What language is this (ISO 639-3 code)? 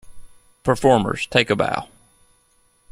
eng